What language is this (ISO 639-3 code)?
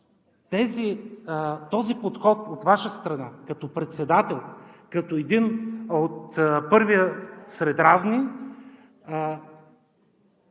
bul